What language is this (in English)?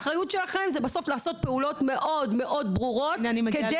Hebrew